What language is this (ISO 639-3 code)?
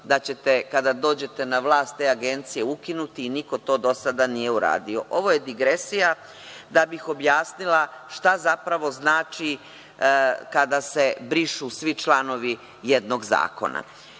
srp